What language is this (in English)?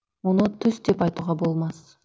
Kazakh